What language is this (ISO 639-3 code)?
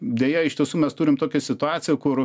lit